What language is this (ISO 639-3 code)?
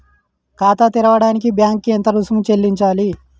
tel